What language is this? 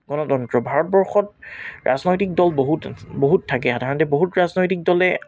Assamese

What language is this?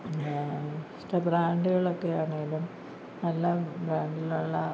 Malayalam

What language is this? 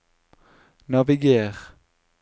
Norwegian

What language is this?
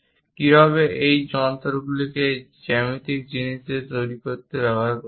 Bangla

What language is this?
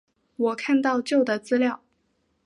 Chinese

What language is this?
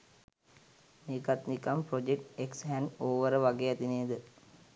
Sinhala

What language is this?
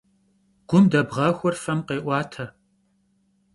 Kabardian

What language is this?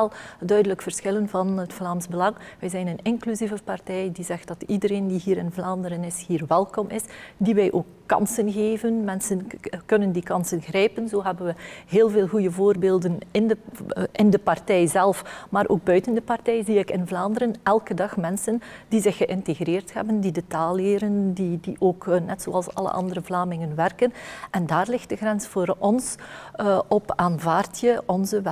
Dutch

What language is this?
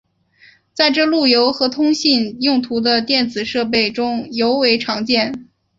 Chinese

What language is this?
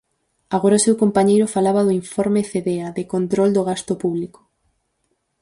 Galician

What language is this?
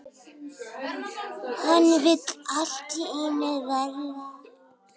Icelandic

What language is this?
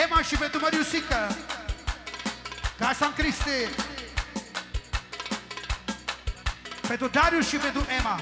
Romanian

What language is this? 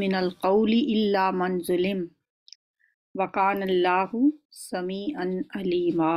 Hindi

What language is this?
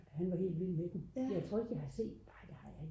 Danish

